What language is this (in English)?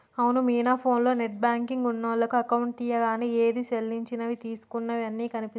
Telugu